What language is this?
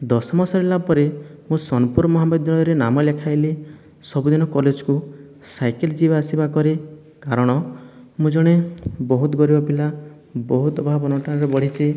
Odia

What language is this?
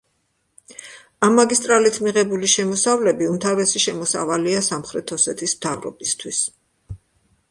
Georgian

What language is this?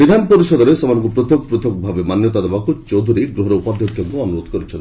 Odia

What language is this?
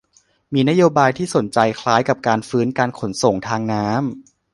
Thai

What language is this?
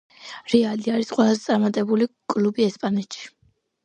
Georgian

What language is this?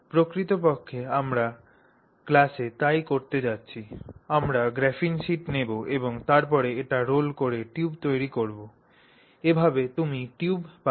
Bangla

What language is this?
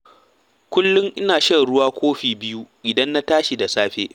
Hausa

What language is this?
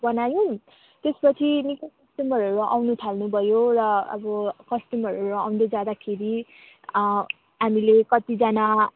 Nepali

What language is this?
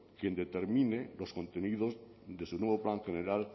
Spanish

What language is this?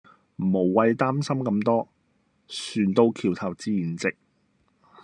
Cantonese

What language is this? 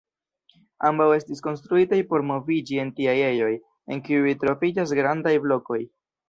Esperanto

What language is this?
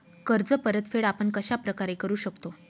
Marathi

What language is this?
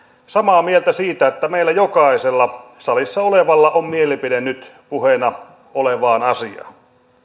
Finnish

